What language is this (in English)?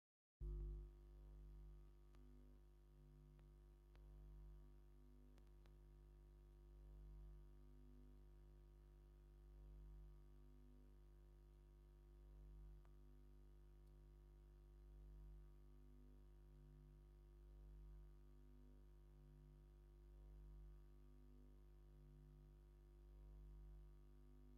Tigrinya